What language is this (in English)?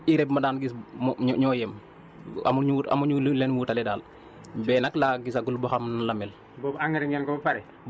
Wolof